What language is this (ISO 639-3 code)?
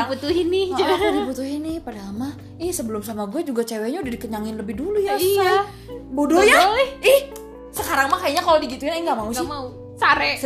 ind